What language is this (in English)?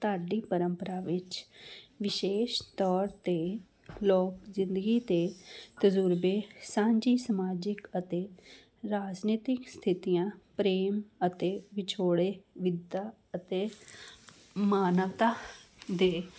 Punjabi